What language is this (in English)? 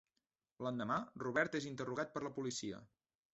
Catalan